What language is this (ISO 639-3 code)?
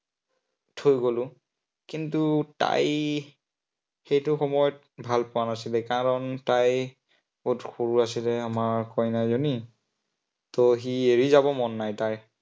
asm